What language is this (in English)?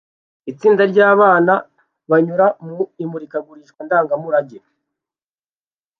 Kinyarwanda